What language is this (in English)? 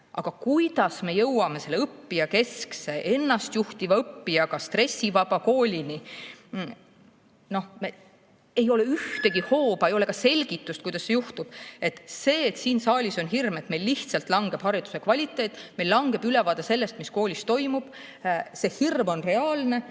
Estonian